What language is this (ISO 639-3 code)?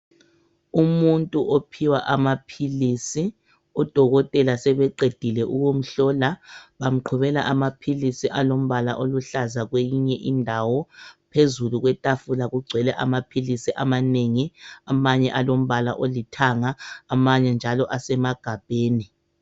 nde